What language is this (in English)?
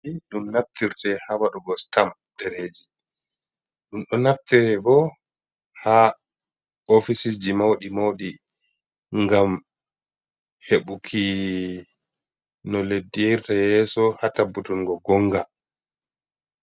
Fula